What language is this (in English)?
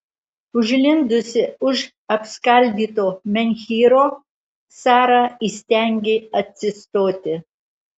Lithuanian